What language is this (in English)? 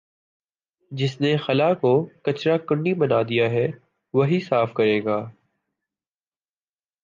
Urdu